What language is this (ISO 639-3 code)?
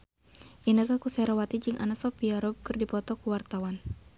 sun